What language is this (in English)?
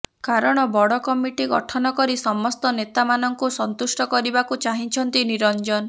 Odia